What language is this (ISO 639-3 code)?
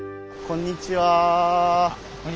jpn